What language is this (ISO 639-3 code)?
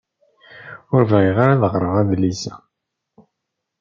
kab